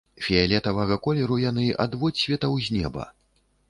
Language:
Belarusian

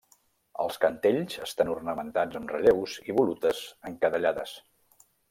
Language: Catalan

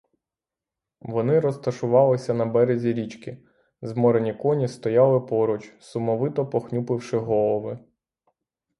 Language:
Ukrainian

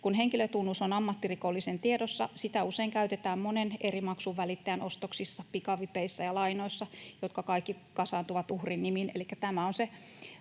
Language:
Finnish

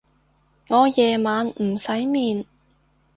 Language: Cantonese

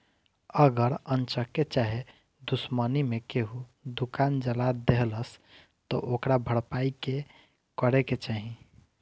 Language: Bhojpuri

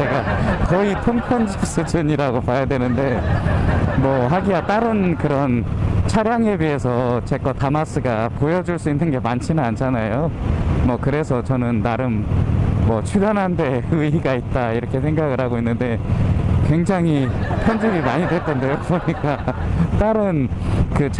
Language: Korean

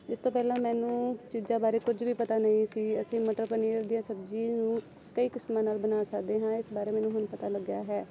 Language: Punjabi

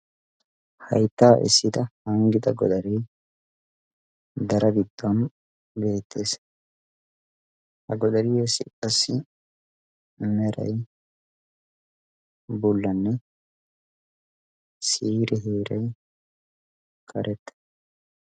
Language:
Wolaytta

